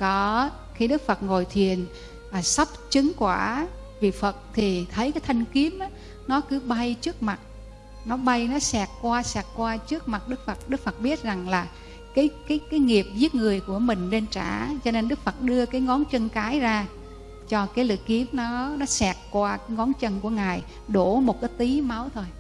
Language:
Vietnamese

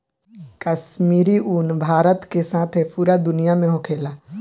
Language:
Bhojpuri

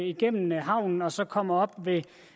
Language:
Danish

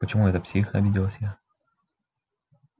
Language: Russian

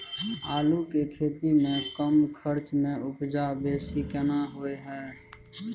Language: Maithili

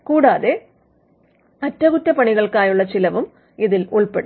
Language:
Malayalam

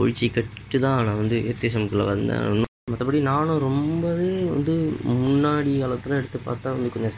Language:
Tamil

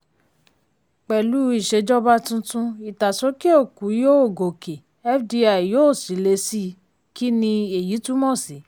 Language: Yoruba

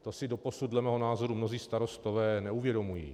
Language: Czech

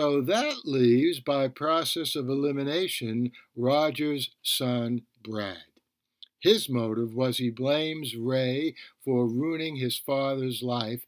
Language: English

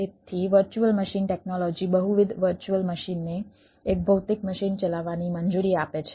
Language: Gujarati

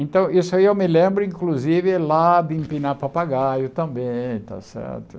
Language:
Portuguese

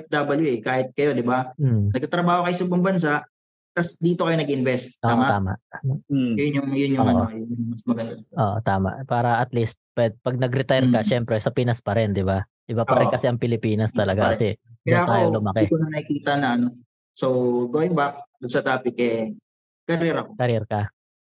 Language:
Filipino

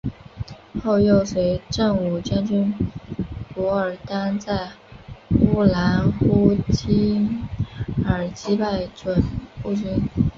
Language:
Chinese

